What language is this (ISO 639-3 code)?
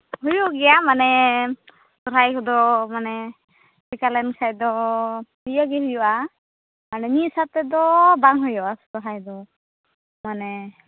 sat